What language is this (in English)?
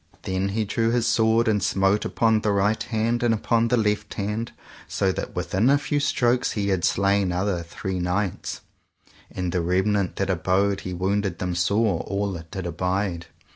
English